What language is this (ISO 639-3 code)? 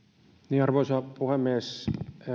fin